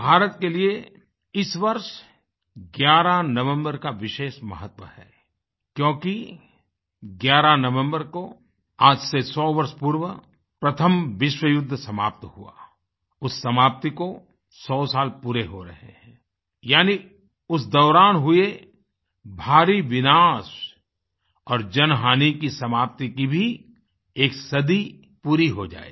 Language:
Hindi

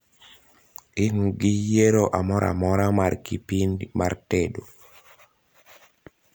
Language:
Luo (Kenya and Tanzania)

